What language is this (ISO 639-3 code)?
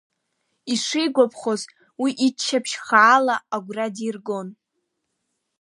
abk